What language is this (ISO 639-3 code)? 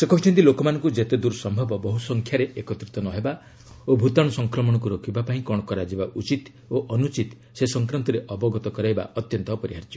ori